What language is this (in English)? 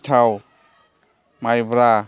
Bodo